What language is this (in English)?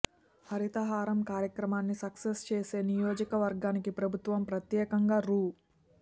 Telugu